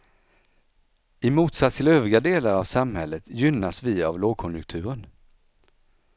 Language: Swedish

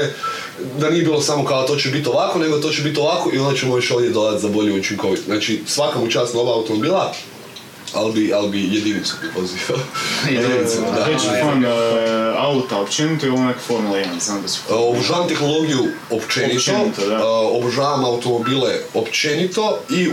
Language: Croatian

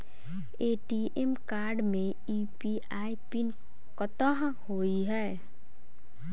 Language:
Maithili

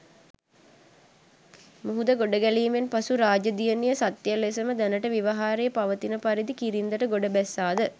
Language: Sinhala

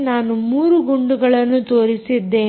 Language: Kannada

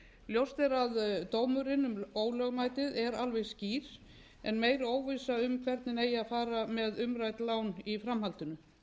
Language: Icelandic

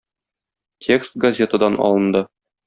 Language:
Tatar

